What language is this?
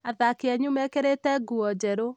Kikuyu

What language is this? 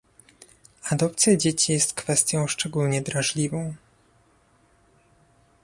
Polish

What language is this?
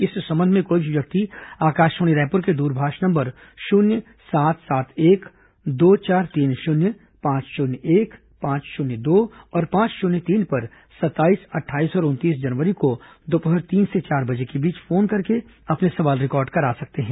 Hindi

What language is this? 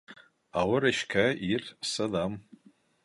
Bashkir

